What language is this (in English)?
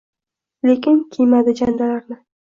Uzbek